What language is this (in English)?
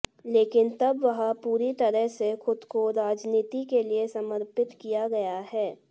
Hindi